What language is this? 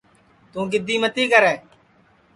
Sansi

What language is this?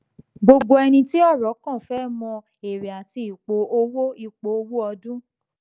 Yoruba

